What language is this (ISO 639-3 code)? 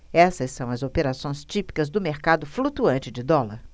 por